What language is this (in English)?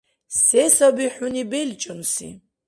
Dargwa